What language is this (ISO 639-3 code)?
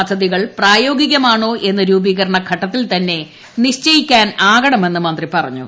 mal